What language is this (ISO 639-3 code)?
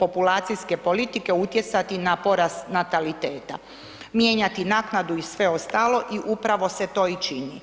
hrv